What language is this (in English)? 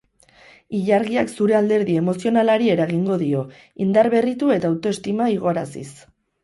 Basque